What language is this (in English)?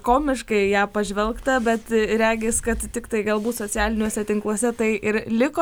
Lithuanian